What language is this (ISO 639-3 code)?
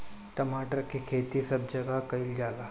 bho